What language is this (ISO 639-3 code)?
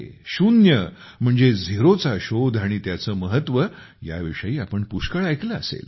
mar